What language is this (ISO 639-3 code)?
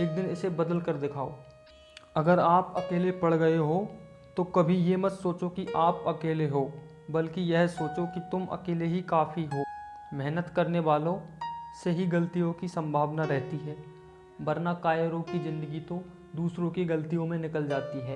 hin